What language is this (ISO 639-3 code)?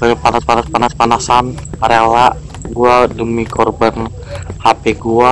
ind